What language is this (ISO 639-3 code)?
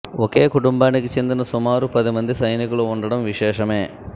tel